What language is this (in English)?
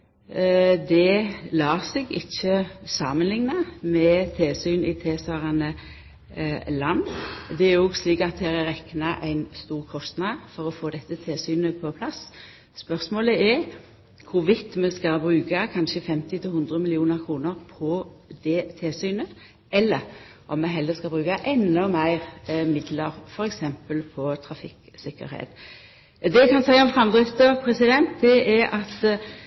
Norwegian Nynorsk